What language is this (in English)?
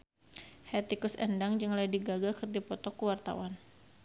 Sundanese